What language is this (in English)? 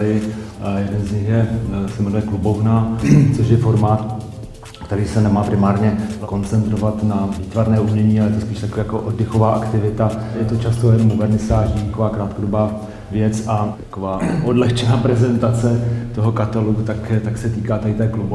Czech